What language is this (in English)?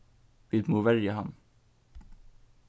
Faroese